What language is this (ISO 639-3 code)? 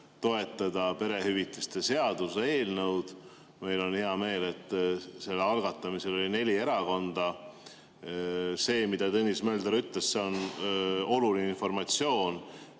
est